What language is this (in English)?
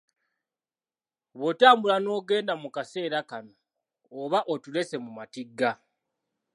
Ganda